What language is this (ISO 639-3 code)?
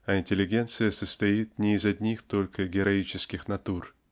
rus